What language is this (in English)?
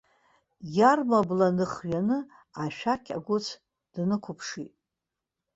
Abkhazian